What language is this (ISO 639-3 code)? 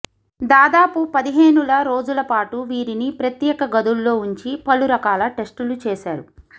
tel